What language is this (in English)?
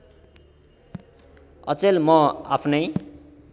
Nepali